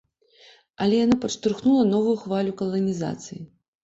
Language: Belarusian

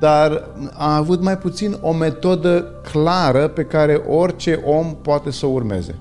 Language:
Romanian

